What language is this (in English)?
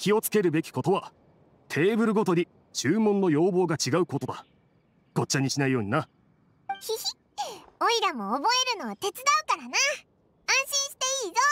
Japanese